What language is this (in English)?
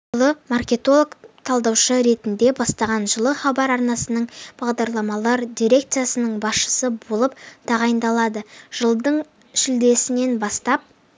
Kazakh